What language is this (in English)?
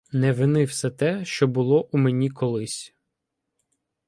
Ukrainian